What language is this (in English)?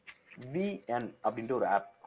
Tamil